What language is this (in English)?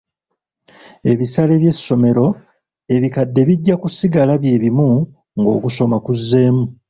Ganda